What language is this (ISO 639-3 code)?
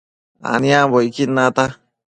mcf